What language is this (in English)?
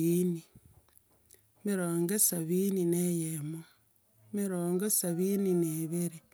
Gusii